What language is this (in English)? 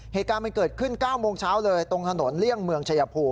Thai